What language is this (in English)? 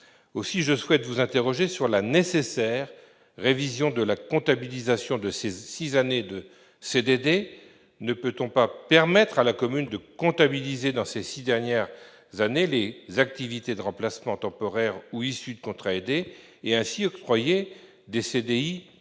French